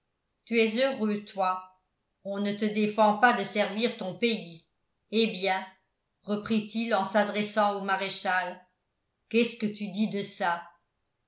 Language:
French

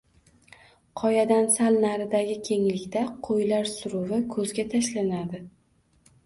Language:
Uzbek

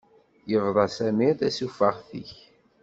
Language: Kabyle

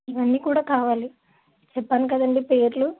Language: Telugu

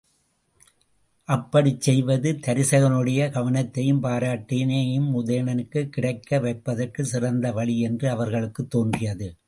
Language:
Tamil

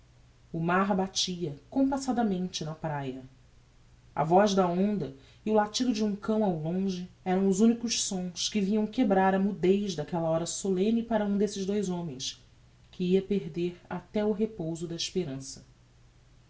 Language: Portuguese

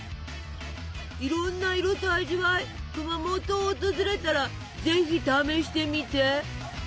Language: Japanese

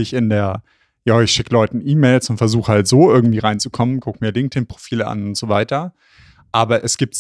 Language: German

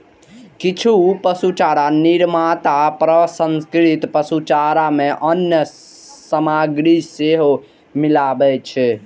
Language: Maithili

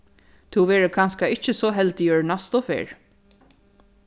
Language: Faroese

